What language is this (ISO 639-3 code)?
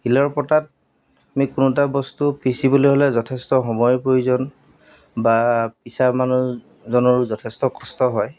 asm